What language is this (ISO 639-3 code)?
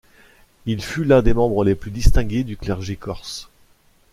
fra